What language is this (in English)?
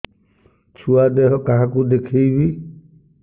Odia